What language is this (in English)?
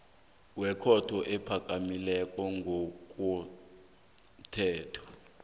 South Ndebele